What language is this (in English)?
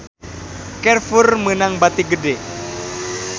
Sundanese